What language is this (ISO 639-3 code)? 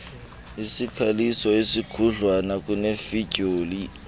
xho